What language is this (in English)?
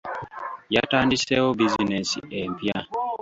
Ganda